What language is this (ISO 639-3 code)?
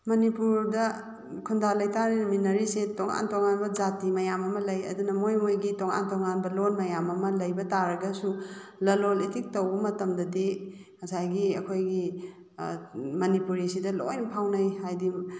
mni